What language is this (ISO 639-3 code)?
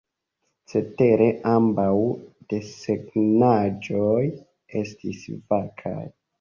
epo